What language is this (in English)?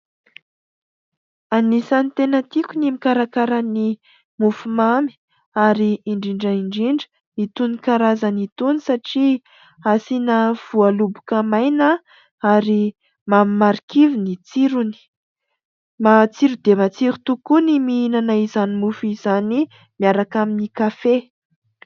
Malagasy